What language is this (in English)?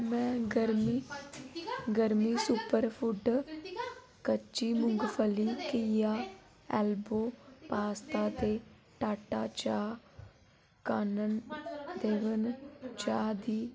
Dogri